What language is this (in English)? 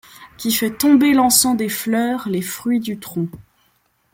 French